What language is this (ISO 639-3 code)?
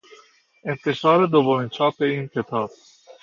fas